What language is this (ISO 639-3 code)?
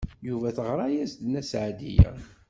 kab